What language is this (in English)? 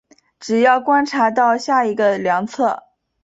Chinese